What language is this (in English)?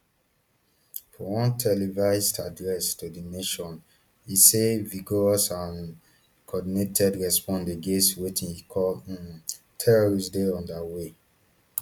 Nigerian Pidgin